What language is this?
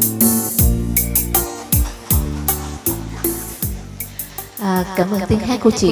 Vietnamese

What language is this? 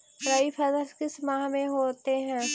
Magahi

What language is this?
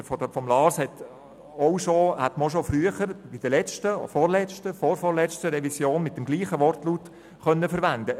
Swiss German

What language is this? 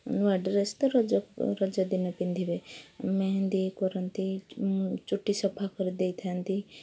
Odia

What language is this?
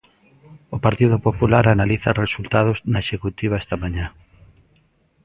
Galician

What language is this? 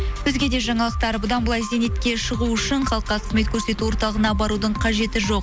Kazakh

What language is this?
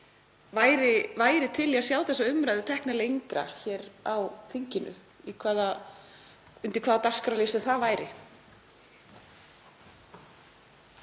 Icelandic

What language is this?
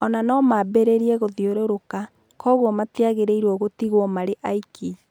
Kikuyu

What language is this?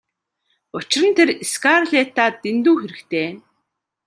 Mongolian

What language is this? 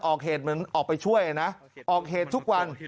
Thai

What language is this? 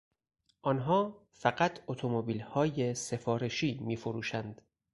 Persian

